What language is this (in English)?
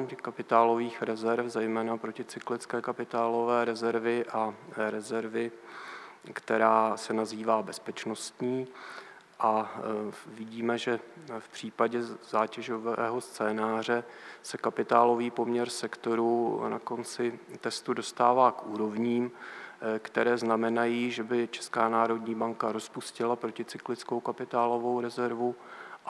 Czech